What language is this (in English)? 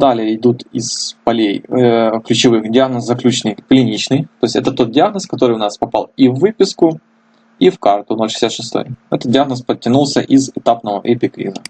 Russian